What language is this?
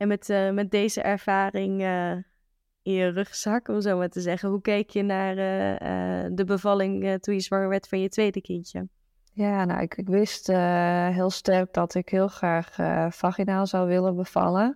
Dutch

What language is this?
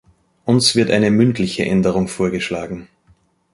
German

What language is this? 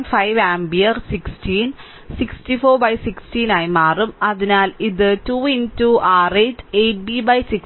Malayalam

